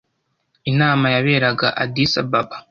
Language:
Kinyarwanda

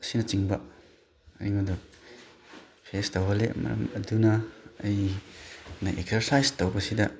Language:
Manipuri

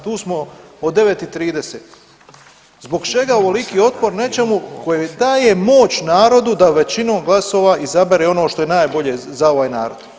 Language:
Croatian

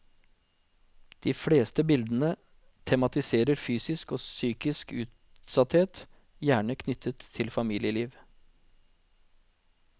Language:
Norwegian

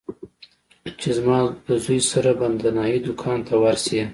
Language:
Pashto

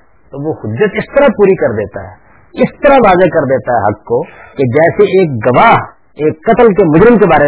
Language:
Urdu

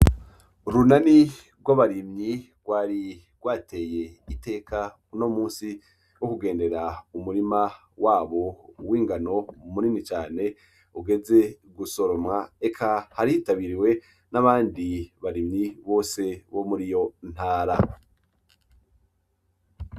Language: Rundi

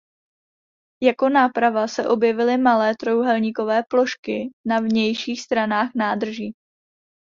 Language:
Czech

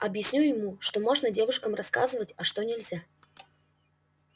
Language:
Russian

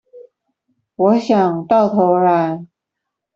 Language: Chinese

